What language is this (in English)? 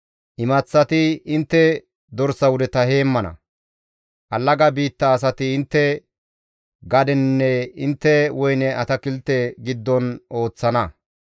Gamo